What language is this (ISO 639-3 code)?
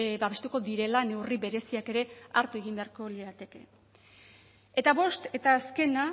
eus